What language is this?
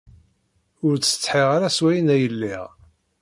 Kabyle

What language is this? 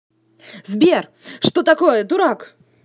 Russian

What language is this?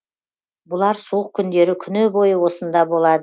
Kazakh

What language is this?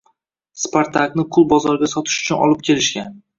Uzbek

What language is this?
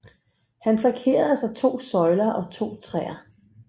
Danish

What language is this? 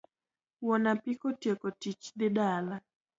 Luo (Kenya and Tanzania)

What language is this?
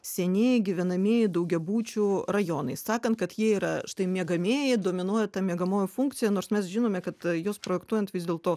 Lithuanian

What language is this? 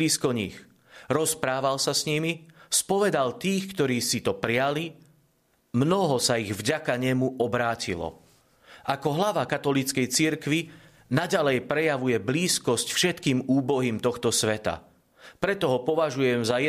Slovak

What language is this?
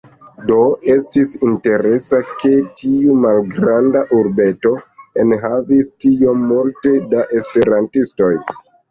Esperanto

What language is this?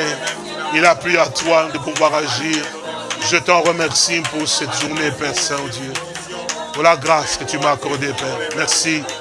French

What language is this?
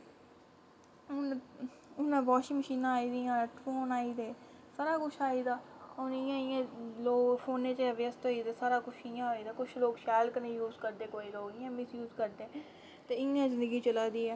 Dogri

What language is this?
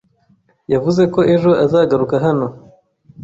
Kinyarwanda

